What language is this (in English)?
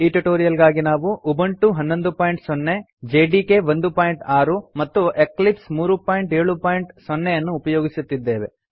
Kannada